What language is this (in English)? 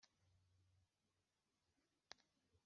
Kinyarwanda